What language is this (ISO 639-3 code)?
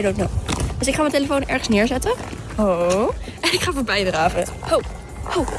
nld